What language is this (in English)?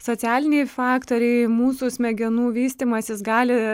Lithuanian